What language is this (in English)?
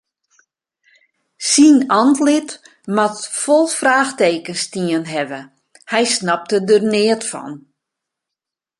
Western Frisian